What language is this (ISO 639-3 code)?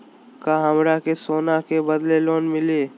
mag